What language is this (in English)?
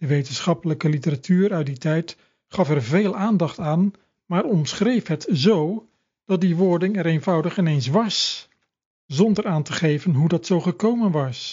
Dutch